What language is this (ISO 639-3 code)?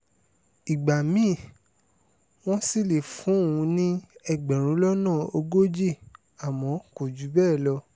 yor